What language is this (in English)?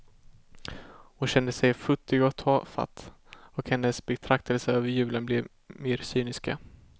Swedish